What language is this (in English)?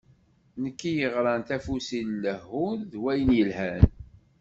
Kabyle